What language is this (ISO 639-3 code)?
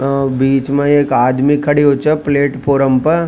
raj